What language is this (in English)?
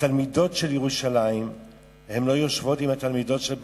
Hebrew